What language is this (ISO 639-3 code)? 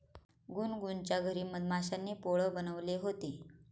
mar